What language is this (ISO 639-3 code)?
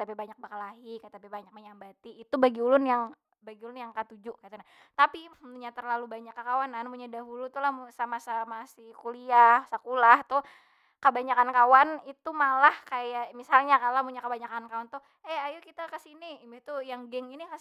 bjn